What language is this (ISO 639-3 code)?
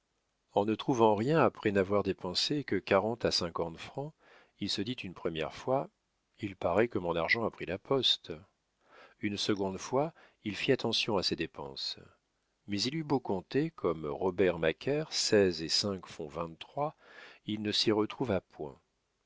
fra